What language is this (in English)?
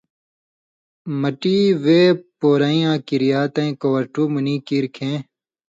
Indus Kohistani